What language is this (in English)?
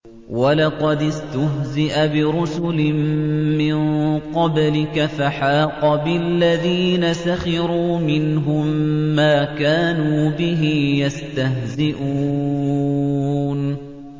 Arabic